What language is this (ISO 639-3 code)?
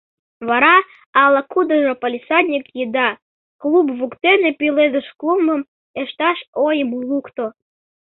chm